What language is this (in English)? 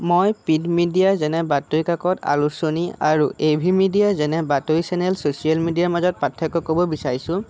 Assamese